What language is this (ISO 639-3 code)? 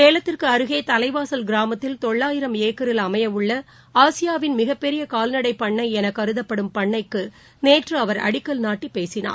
tam